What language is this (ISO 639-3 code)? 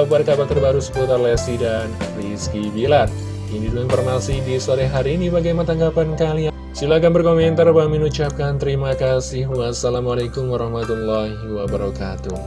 ind